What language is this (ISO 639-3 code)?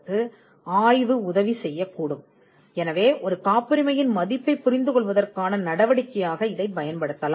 tam